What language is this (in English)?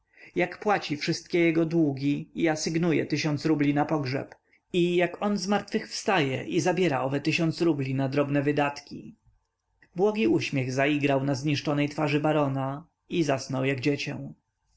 Polish